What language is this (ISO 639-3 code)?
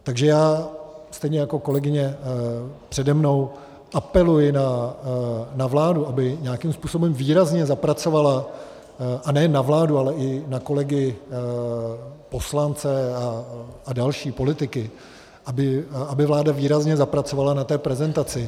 ces